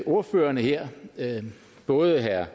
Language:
Danish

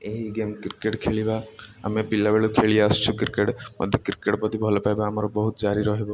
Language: Odia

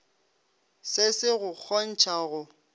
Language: Northern Sotho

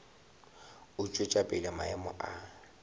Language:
Northern Sotho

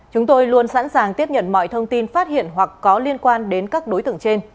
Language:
Vietnamese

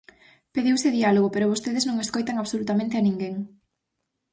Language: Galician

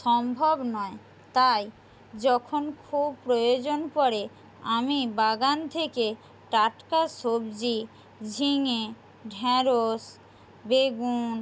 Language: Bangla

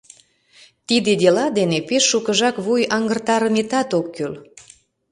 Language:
Mari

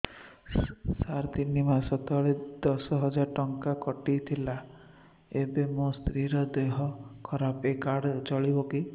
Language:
Odia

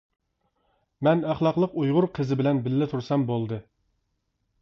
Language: Uyghur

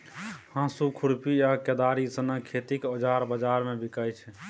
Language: Maithili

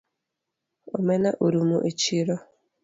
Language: Luo (Kenya and Tanzania)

